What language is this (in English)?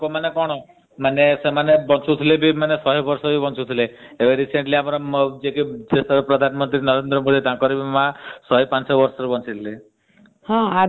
Odia